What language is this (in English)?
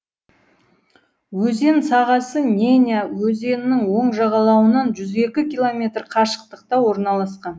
Kazakh